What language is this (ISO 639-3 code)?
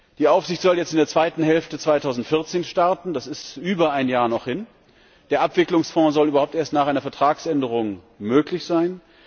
deu